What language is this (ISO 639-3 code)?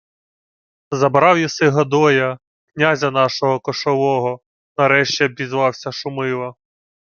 ukr